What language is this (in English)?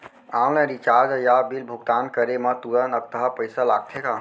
Chhattisgarhi